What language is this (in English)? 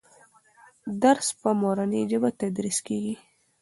Pashto